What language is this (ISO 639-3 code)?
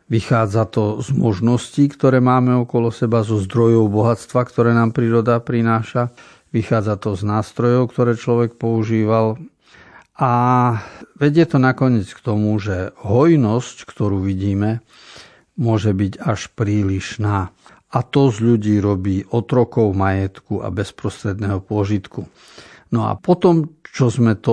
slk